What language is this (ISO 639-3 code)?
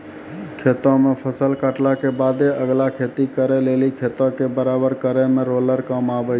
mai